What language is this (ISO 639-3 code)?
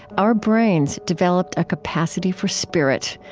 eng